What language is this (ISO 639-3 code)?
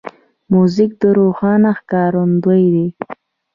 pus